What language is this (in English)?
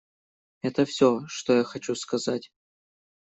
Russian